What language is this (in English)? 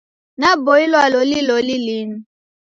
Taita